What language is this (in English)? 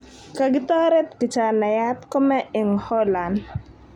Kalenjin